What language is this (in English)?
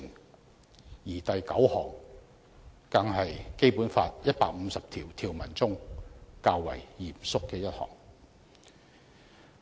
Cantonese